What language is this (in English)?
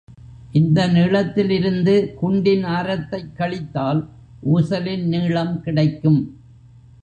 Tamil